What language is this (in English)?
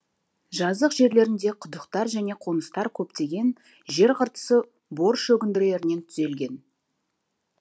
Kazakh